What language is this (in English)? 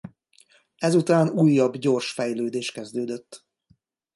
Hungarian